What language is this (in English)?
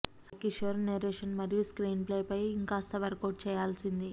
Telugu